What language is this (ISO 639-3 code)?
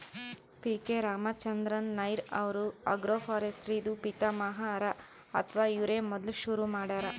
kan